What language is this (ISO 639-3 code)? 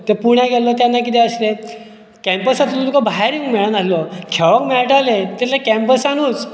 kok